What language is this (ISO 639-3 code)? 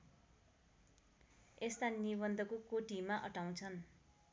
nep